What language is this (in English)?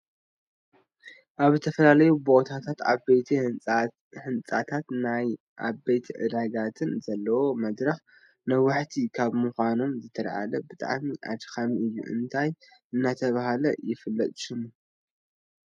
Tigrinya